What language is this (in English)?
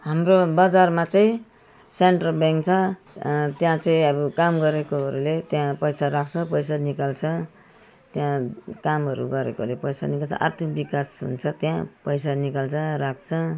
Nepali